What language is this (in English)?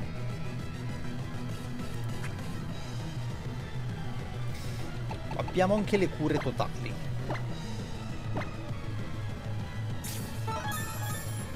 Italian